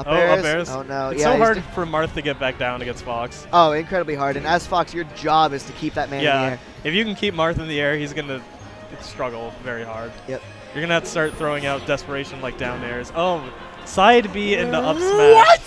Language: English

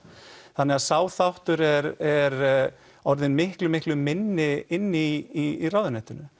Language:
Icelandic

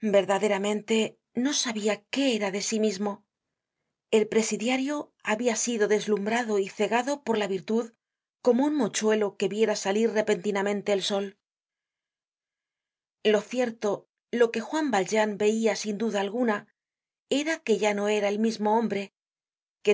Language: Spanish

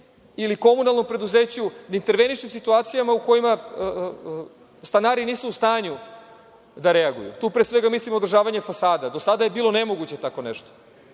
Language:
Serbian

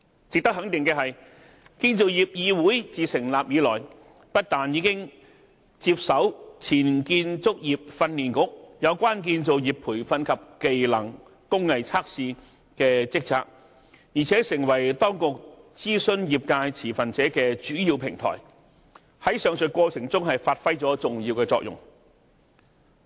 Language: Cantonese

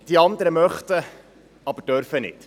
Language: Swiss German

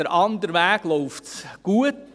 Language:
Swiss German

